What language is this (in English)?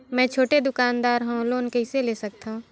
Chhattisgarhi